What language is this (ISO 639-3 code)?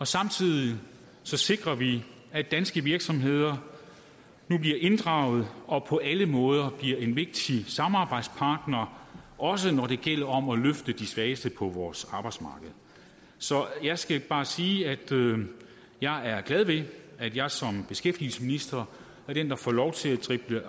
dan